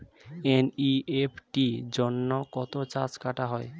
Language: Bangla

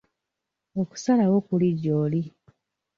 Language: Ganda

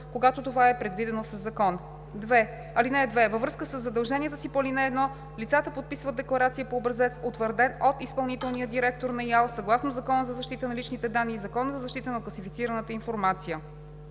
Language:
Bulgarian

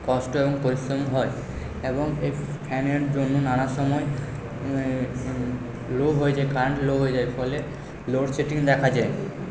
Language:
Bangla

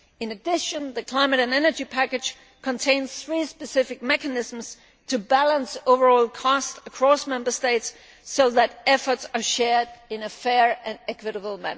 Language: English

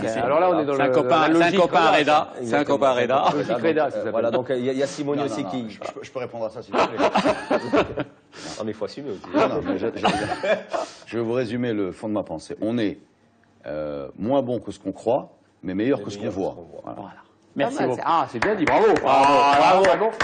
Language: French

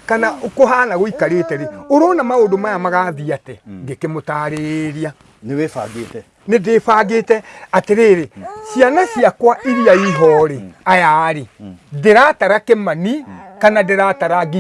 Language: Italian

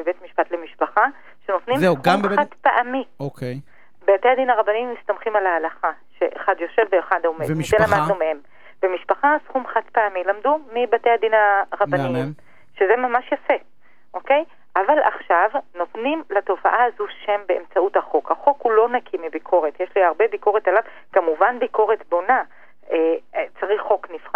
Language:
Hebrew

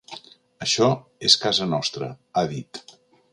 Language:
Catalan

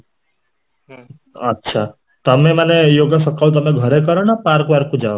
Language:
Odia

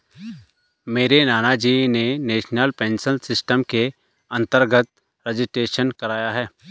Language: Hindi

